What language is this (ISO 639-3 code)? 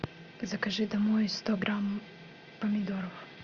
rus